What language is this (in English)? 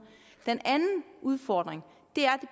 Danish